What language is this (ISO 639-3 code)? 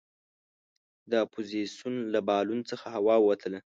pus